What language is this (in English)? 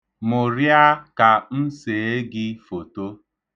Igbo